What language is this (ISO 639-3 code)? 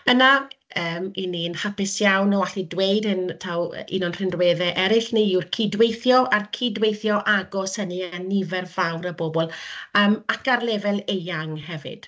cym